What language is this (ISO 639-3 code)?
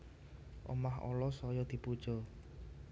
jav